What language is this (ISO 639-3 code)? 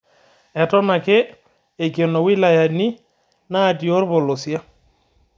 mas